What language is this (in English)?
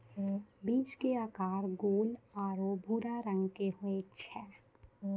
Maithili